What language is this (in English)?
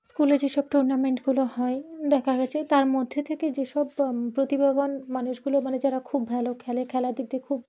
Bangla